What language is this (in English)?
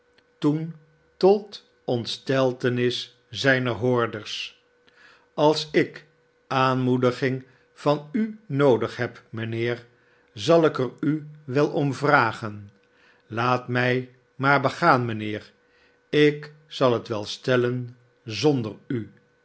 Dutch